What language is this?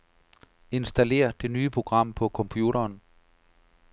Danish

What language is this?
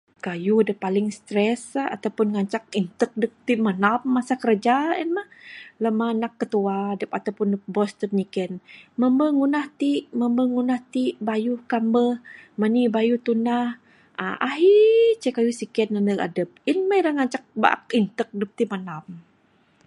Bukar-Sadung Bidayuh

